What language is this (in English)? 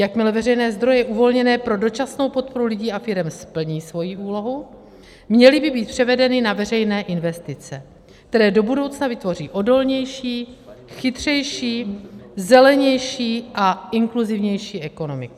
Czech